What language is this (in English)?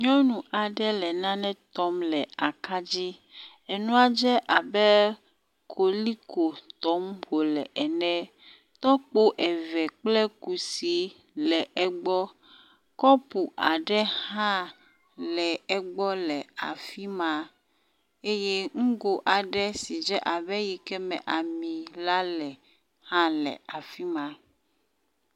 Ewe